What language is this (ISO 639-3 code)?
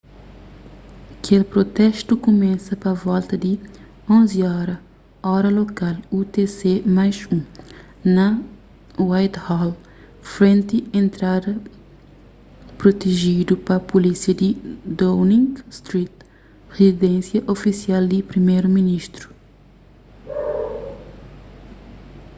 kea